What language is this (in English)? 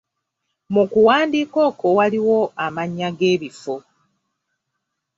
Ganda